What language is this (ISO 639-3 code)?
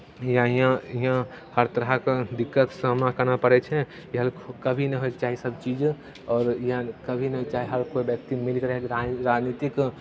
mai